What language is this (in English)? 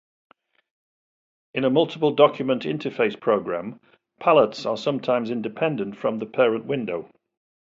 English